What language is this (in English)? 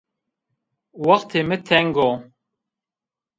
Zaza